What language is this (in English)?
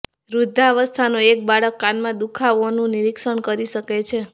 Gujarati